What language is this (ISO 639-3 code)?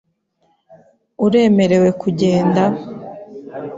kin